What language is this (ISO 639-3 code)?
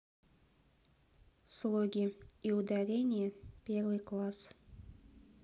rus